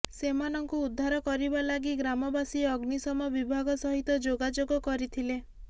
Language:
Odia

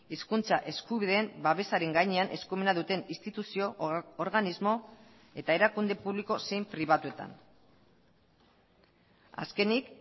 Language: Basque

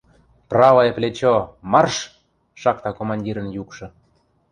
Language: Western Mari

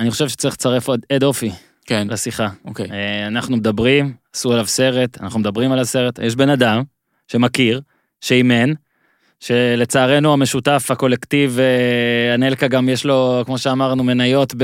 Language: Hebrew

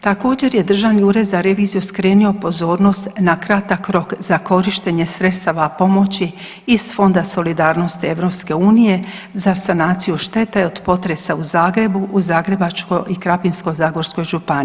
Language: Croatian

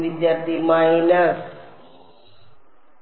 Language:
Malayalam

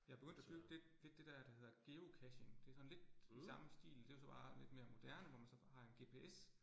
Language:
Danish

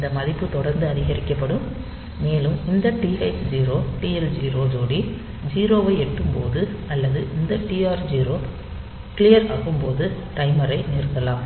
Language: Tamil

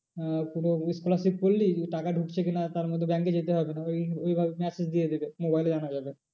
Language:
Bangla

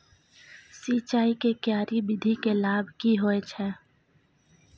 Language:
Maithili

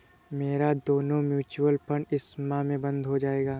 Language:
Hindi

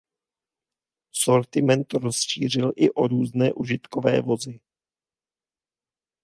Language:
Czech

